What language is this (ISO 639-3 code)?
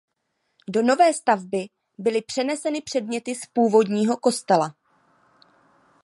ces